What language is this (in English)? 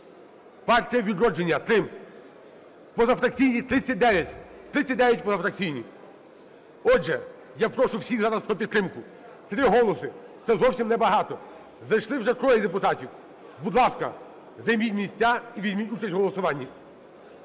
Ukrainian